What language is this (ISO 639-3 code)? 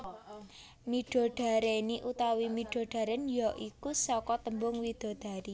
jav